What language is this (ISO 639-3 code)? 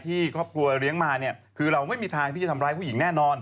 tha